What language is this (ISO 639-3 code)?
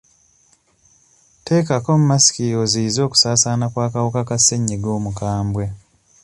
lug